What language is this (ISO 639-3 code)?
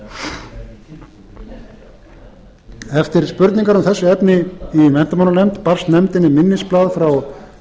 isl